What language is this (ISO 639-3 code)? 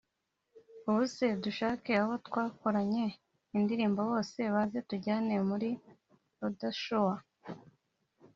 kin